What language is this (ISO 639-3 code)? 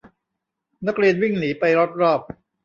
tha